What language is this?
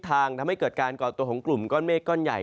Thai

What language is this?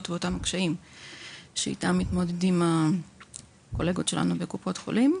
Hebrew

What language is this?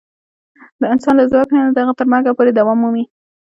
Pashto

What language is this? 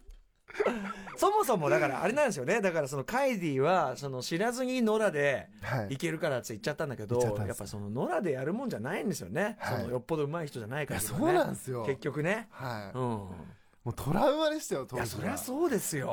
Japanese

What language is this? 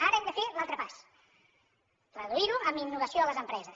Catalan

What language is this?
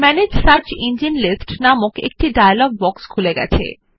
Bangla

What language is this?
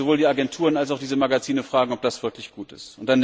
German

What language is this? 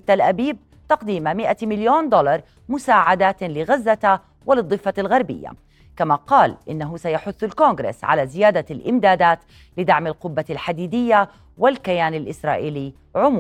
Arabic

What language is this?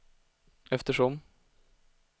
Swedish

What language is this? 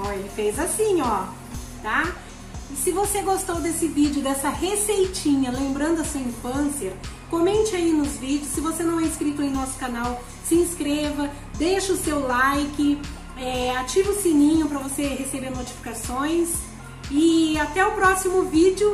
Portuguese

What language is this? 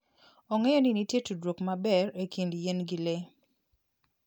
Luo (Kenya and Tanzania)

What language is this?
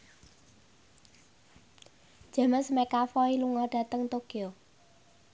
Javanese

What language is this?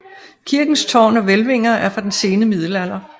Danish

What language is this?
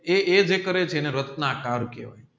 Gujarati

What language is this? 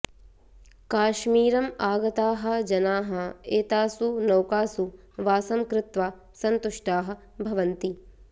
Sanskrit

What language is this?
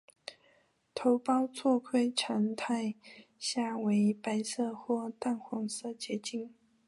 Chinese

